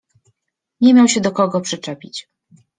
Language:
Polish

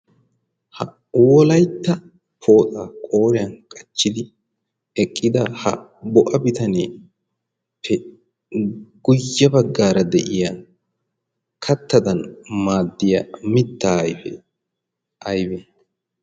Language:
Wolaytta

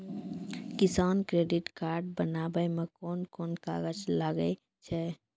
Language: Maithili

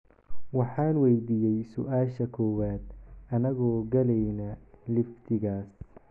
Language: Somali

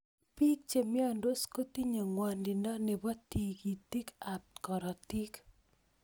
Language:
Kalenjin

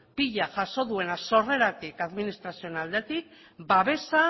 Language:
Basque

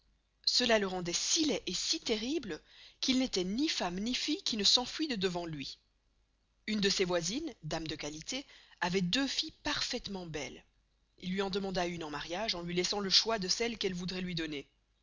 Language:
French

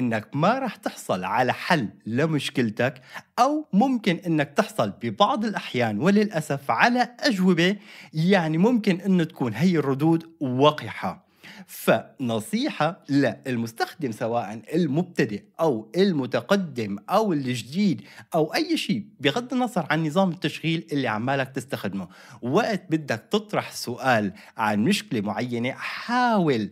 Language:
Arabic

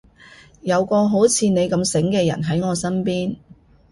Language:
Cantonese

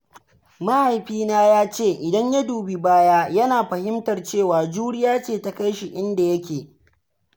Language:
Hausa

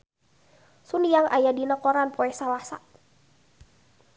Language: Sundanese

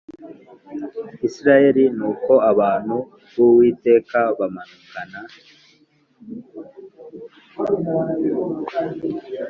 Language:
Kinyarwanda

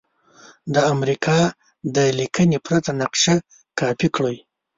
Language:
Pashto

